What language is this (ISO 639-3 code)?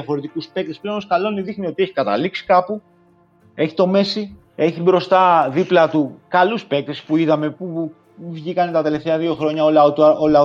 ell